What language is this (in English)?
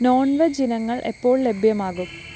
Malayalam